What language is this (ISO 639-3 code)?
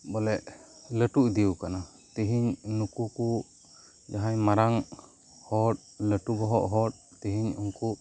sat